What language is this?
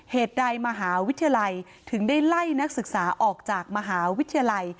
Thai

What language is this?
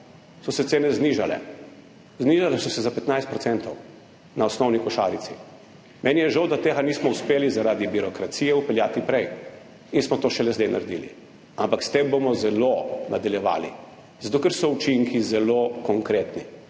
Slovenian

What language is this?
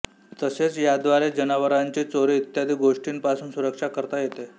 Marathi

